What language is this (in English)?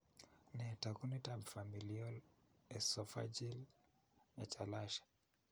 Kalenjin